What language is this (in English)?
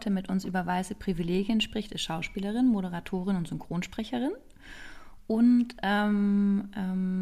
German